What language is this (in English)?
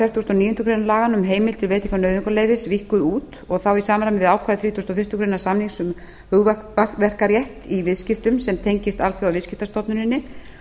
Icelandic